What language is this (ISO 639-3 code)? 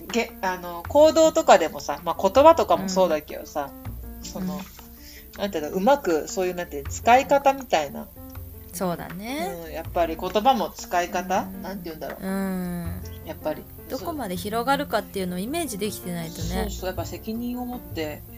jpn